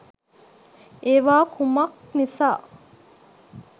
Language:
Sinhala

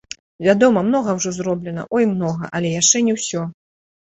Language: Belarusian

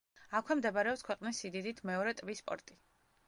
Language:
Georgian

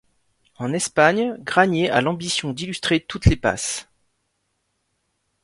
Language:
French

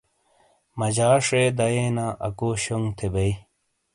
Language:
Shina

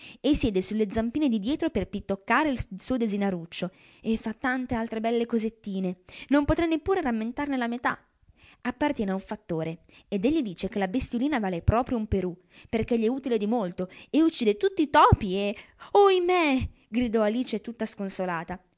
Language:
Italian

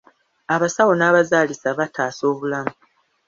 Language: Ganda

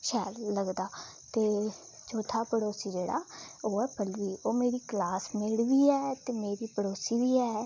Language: Dogri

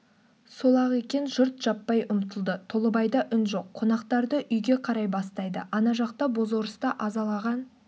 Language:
Kazakh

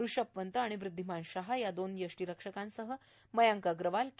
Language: Marathi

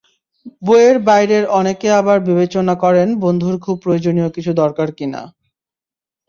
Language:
Bangla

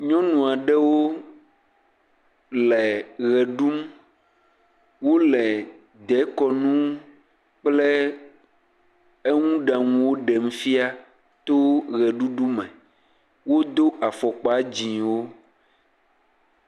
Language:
Ewe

